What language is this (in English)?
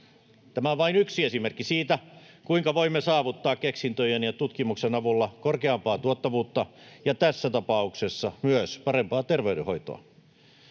Finnish